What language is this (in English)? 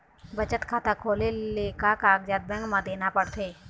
Chhattisgarhi